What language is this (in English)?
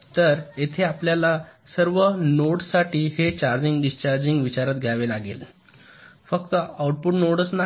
Marathi